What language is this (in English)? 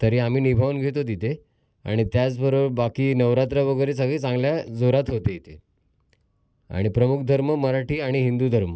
Marathi